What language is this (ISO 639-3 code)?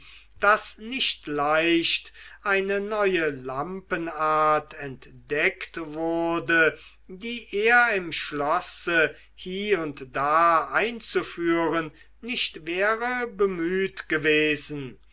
deu